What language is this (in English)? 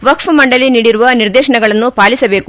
Kannada